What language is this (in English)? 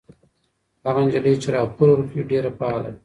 Pashto